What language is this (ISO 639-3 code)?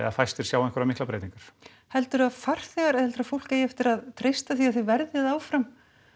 isl